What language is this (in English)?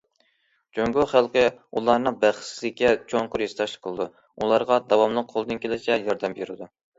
Uyghur